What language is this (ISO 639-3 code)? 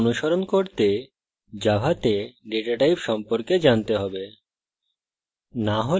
ben